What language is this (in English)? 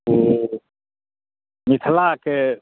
Maithili